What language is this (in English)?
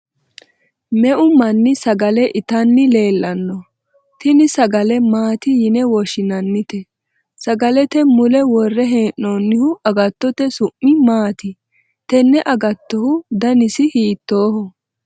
Sidamo